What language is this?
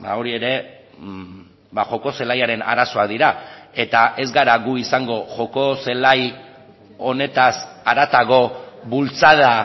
Basque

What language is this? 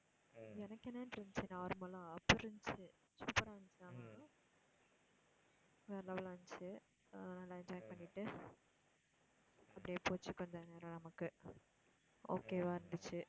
Tamil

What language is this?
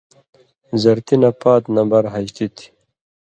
Indus Kohistani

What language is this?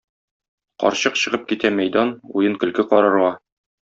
Tatar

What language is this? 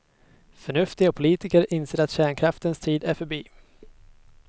Swedish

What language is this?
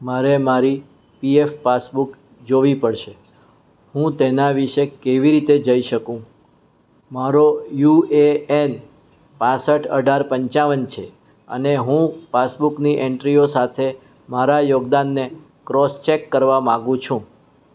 Gujarati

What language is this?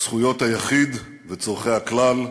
Hebrew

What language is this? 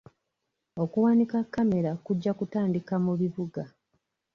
Ganda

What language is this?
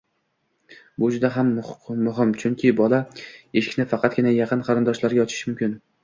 Uzbek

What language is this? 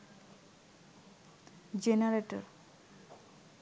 Bangla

